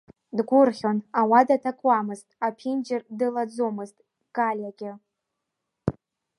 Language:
Abkhazian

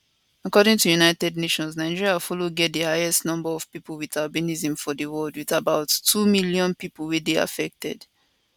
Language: Nigerian Pidgin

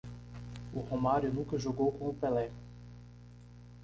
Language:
Portuguese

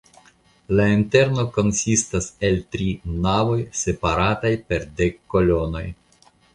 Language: Esperanto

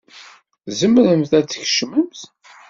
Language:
Kabyle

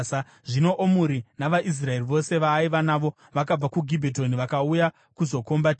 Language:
Shona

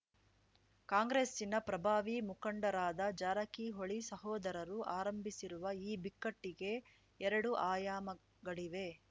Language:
Kannada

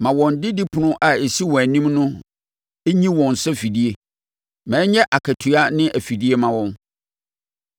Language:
Akan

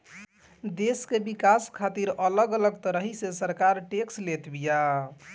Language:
Bhojpuri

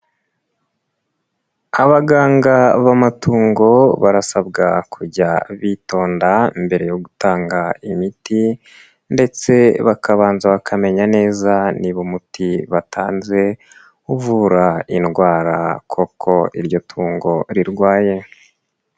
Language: Kinyarwanda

